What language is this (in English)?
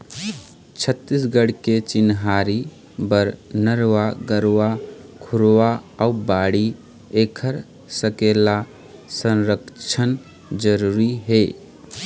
Chhattisgarhi